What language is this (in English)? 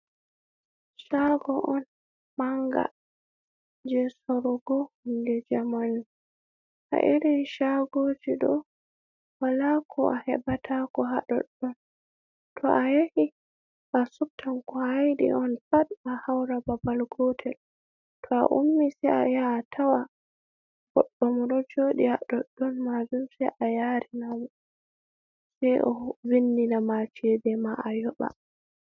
Fula